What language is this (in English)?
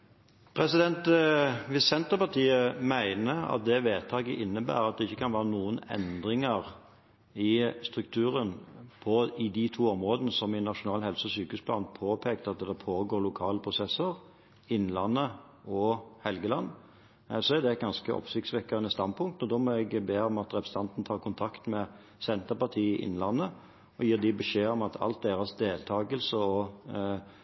Norwegian Bokmål